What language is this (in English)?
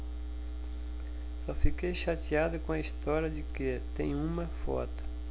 Portuguese